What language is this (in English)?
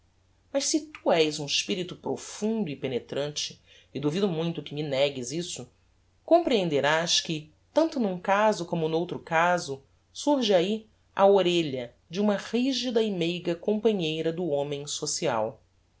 Portuguese